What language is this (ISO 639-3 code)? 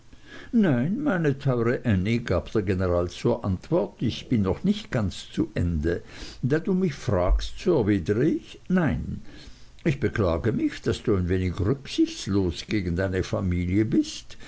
deu